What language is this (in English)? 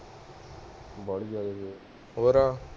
Punjabi